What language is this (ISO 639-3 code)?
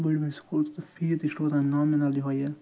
kas